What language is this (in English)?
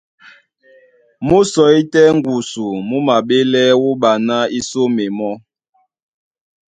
Duala